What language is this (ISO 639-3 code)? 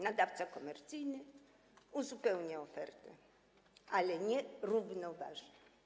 pol